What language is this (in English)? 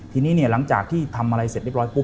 Thai